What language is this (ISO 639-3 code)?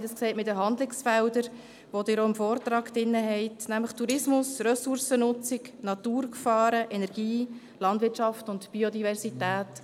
gsw